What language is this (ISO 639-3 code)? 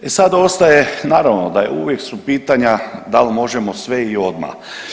hrv